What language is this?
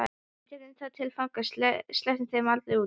Icelandic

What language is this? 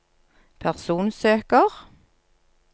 Norwegian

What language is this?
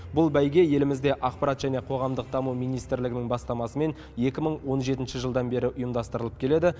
Kazakh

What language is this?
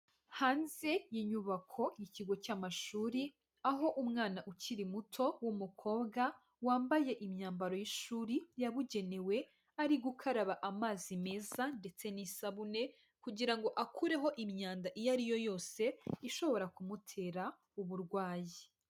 Kinyarwanda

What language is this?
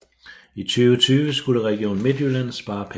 Danish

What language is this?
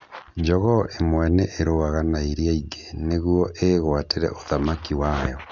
Kikuyu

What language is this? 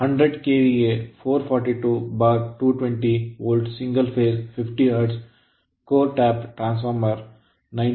Kannada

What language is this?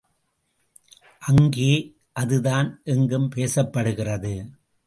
Tamil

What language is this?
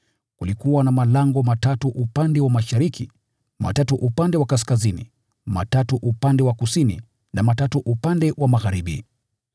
Swahili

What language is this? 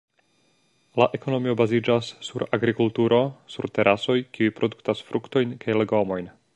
Esperanto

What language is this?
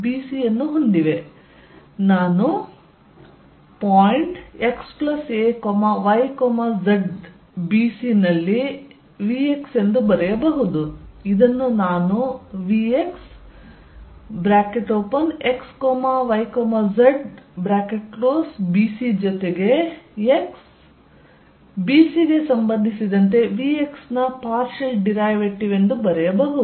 Kannada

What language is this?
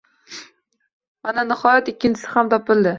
Uzbek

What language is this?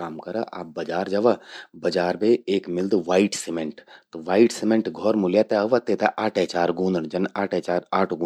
Garhwali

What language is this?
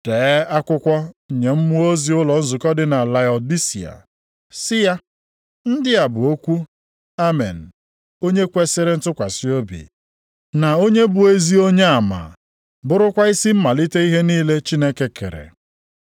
Igbo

